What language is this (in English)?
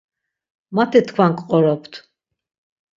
Laz